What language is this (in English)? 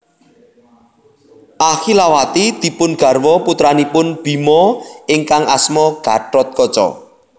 Javanese